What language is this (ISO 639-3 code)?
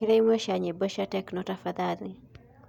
kik